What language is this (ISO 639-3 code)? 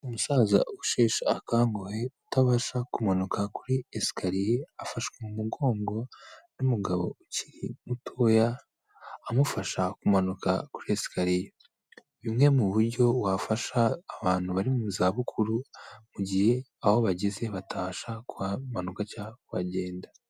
kin